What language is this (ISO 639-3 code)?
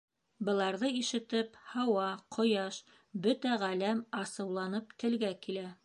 bak